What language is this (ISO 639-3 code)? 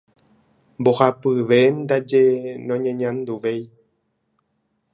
grn